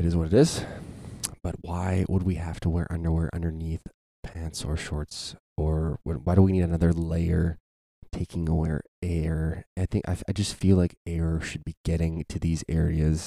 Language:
English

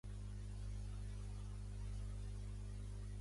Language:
Catalan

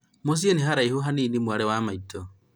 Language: Kikuyu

